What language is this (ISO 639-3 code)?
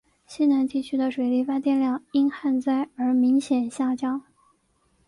zho